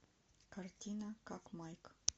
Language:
Russian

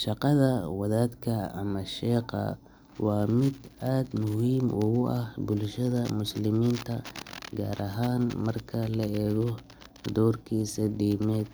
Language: Somali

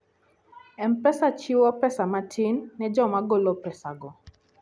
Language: Luo (Kenya and Tanzania)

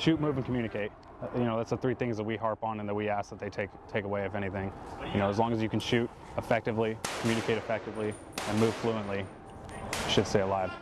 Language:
English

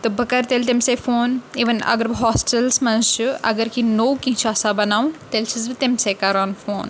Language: Kashmiri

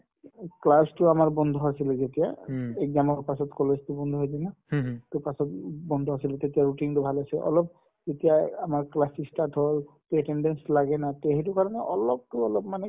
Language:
Assamese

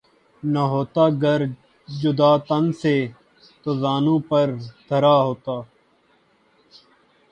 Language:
Urdu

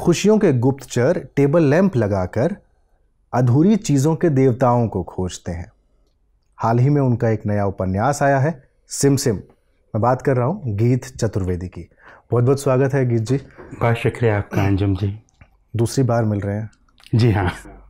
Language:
Hindi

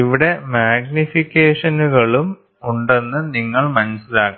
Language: Malayalam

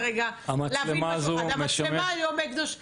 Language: Hebrew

